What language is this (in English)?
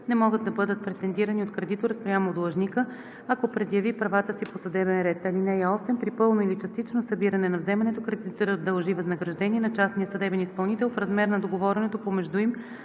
Bulgarian